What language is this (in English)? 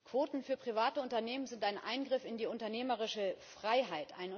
German